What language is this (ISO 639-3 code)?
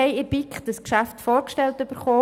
gsw